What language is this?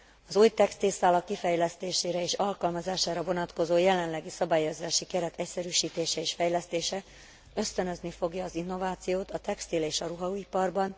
Hungarian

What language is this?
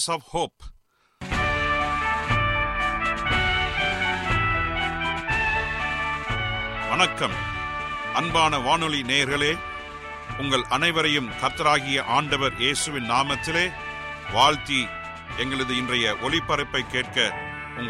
Tamil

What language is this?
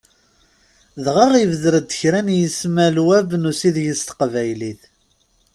Kabyle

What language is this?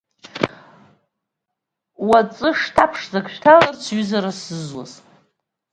Abkhazian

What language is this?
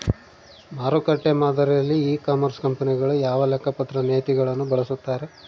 Kannada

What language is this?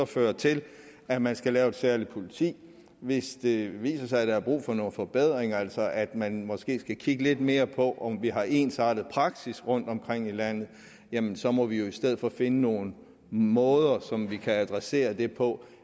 Danish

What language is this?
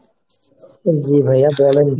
Bangla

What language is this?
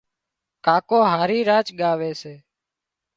Wadiyara Koli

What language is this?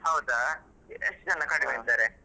Kannada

